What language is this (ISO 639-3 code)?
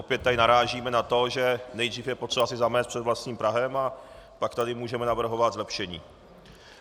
ces